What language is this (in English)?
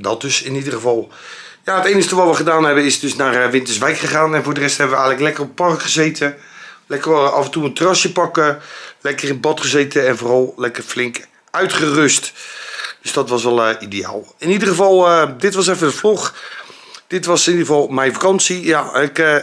Dutch